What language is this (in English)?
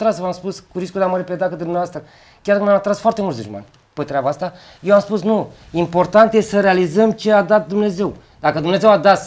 Romanian